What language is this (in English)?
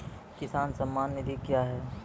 Maithili